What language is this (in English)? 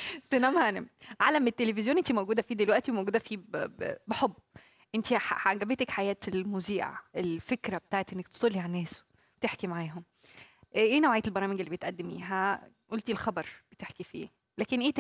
Arabic